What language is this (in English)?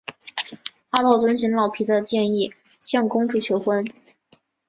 Chinese